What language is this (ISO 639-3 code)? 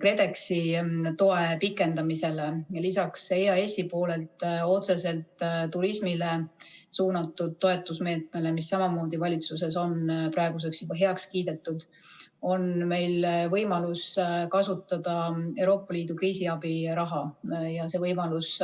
est